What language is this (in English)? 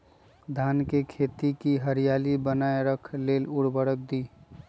Magahi